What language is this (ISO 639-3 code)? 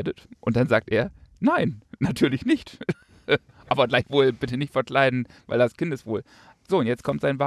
deu